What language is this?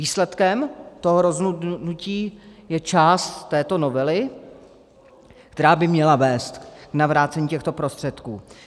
Czech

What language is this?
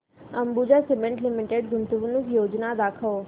Marathi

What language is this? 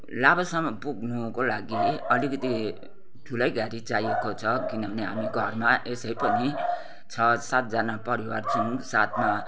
Nepali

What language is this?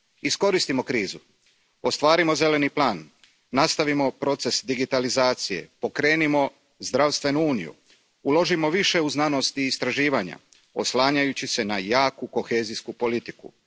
Croatian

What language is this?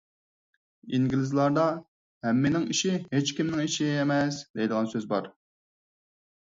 Uyghur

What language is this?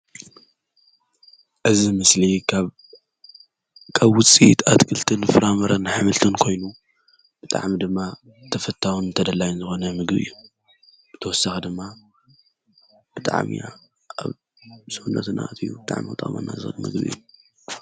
Tigrinya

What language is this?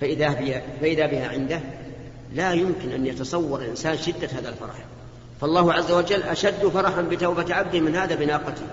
Arabic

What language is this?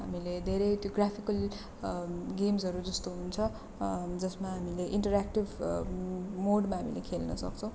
Nepali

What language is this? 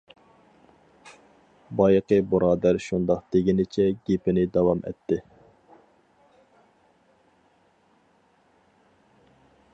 Uyghur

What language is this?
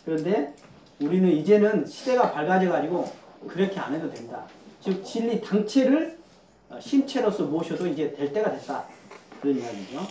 Korean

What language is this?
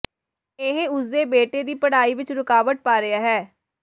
Punjabi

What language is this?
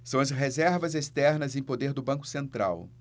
Portuguese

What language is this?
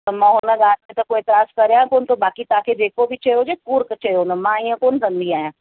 Sindhi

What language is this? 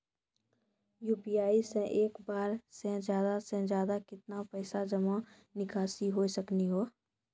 Maithili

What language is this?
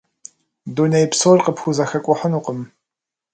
Kabardian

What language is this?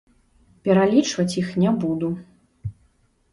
Belarusian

